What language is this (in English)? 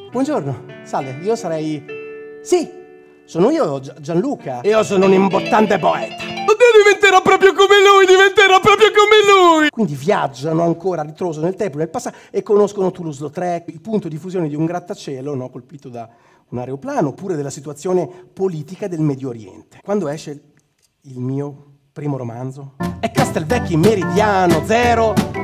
Italian